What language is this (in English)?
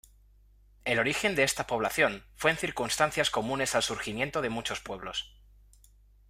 Spanish